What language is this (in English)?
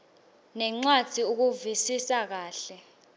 Swati